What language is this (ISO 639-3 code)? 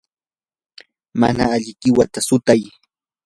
qur